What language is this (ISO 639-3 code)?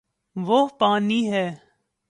urd